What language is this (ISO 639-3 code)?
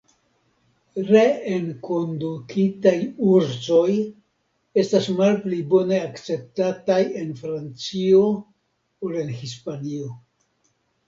epo